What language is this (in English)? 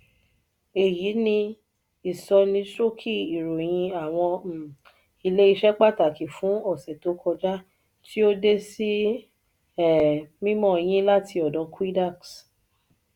Yoruba